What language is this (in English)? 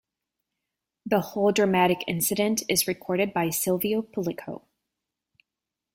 English